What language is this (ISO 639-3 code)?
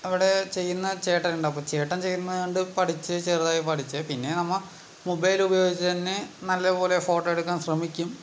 mal